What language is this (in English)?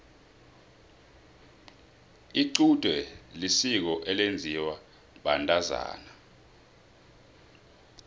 South Ndebele